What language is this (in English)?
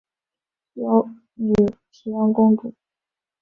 Chinese